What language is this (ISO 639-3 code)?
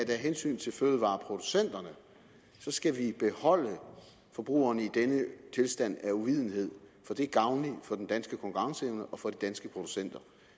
dan